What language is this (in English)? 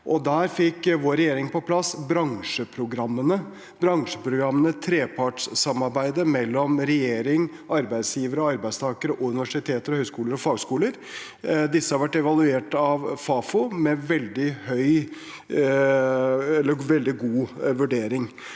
Norwegian